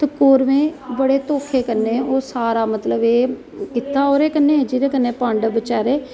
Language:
Dogri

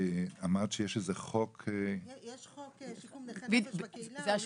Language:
Hebrew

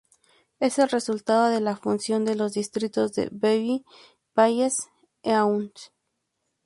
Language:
Spanish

